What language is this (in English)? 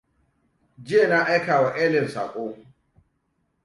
Hausa